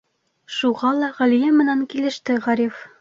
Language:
Bashkir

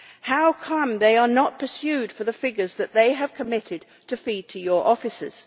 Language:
English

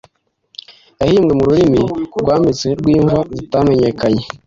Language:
Kinyarwanda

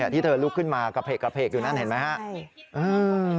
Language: Thai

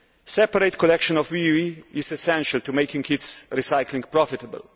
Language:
English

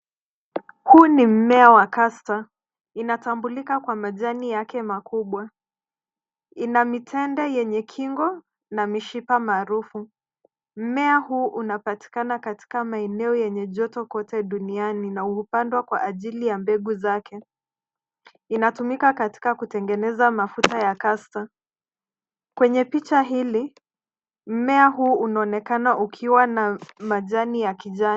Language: Swahili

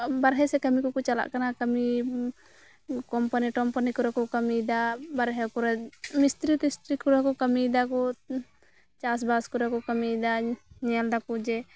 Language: Santali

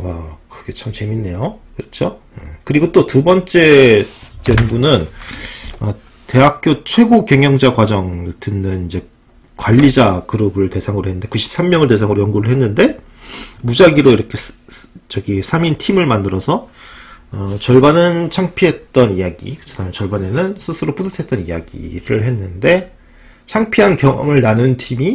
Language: Korean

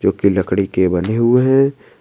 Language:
Hindi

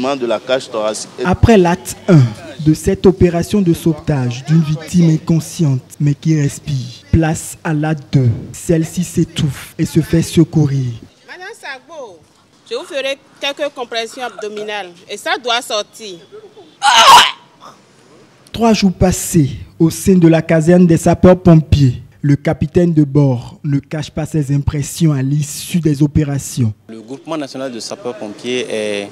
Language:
French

